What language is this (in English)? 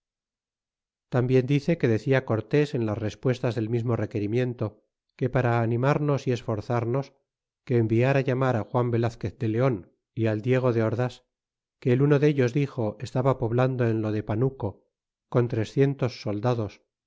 Spanish